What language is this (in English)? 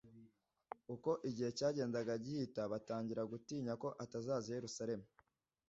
Kinyarwanda